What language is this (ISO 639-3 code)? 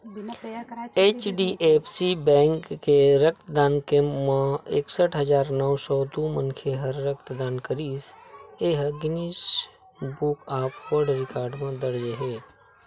hne